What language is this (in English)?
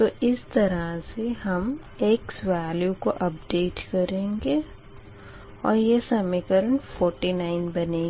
Hindi